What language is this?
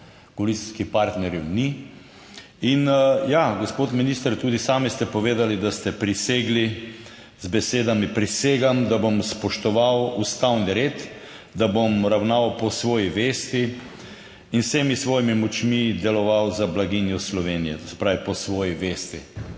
Slovenian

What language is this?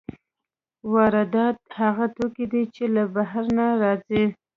Pashto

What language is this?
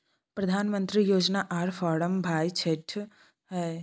Maithili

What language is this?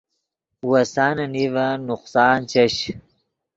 Yidgha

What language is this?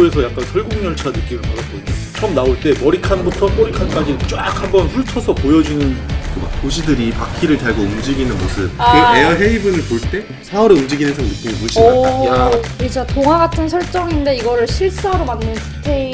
Korean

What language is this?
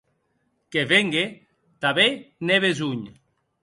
Occitan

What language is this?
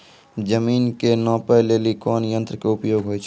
Maithili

